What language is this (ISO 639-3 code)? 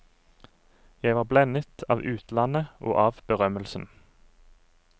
nor